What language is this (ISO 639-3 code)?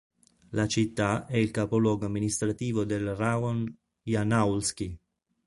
ita